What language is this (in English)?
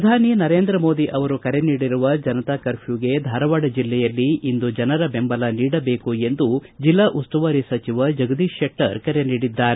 Kannada